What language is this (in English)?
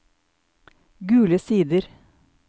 Norwegian